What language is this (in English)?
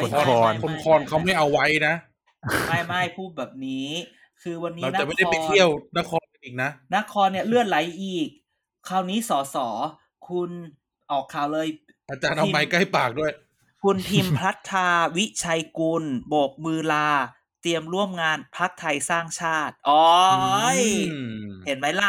Thai